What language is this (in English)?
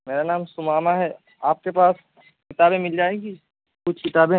Urdu